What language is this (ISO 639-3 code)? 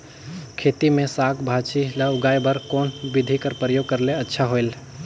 hne